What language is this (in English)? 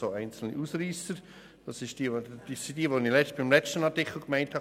Swiss German